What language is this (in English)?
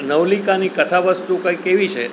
Gujarati